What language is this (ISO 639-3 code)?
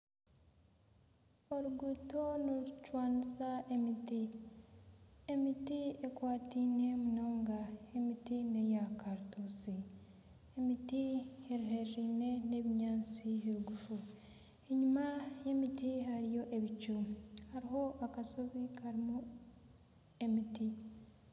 nyn